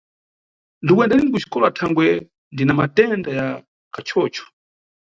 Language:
Nyungwe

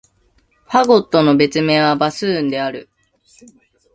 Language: Japanese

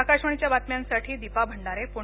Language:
Marathi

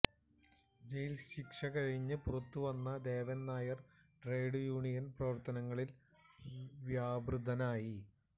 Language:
Malayalam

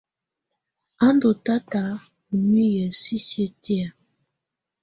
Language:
Tunen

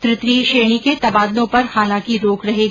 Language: Hindi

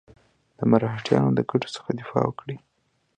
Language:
Pashto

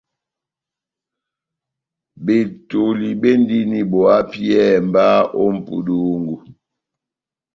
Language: Batanga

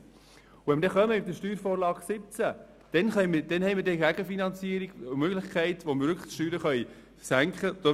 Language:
Swiss German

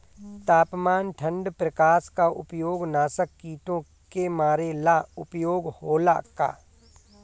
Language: Bhojpuri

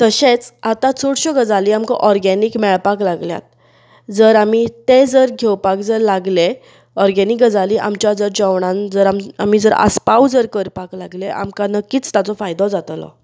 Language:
Konkani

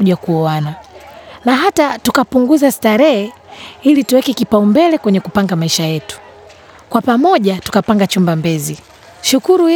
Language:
Swahili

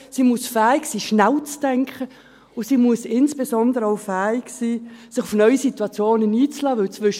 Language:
Swiss German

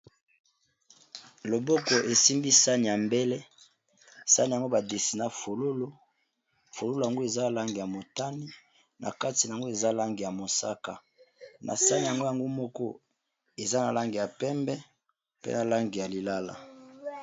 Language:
Lingala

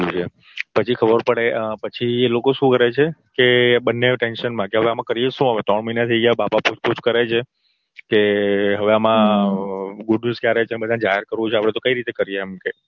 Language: Gujarati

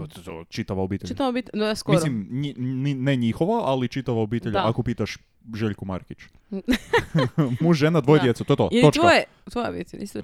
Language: Croatian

